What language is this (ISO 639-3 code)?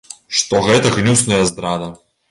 bel